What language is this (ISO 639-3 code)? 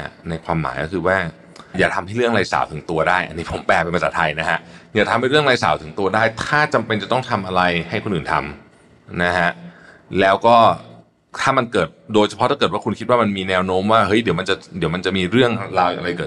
tha